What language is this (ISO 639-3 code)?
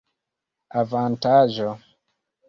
epo